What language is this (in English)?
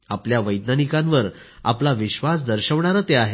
Marathi